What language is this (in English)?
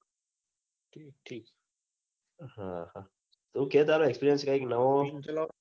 Gujarati